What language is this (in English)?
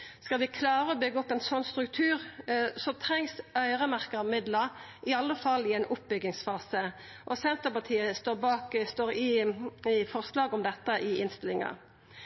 Norwegian Nynorsk